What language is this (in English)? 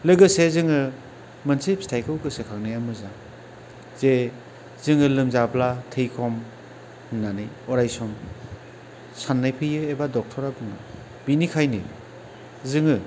Bodo